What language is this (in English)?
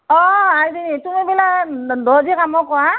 Assamese